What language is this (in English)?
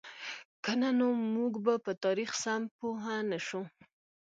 Pashto